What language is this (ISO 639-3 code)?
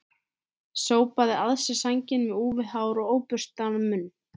isl